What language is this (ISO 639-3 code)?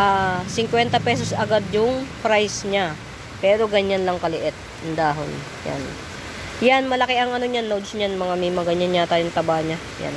fil